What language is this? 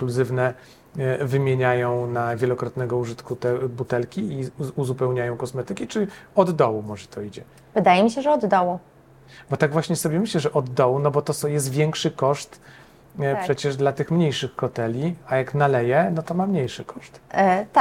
Polish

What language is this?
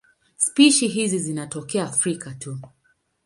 Swahili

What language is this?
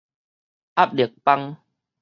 Min Nan Chinese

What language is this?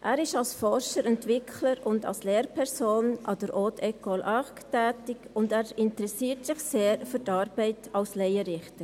Swiss German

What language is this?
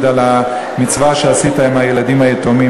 Hebrew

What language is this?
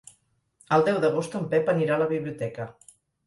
Catalan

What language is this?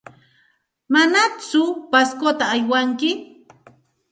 Santa Ana de Tusi Pasco Quechua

